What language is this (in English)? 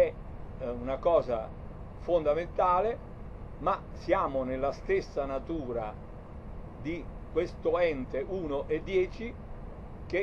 Italian